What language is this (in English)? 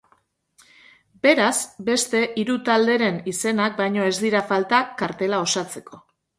Basque